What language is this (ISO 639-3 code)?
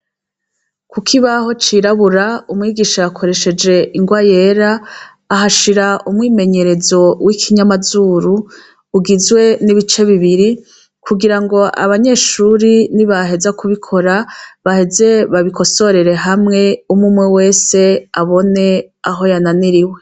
run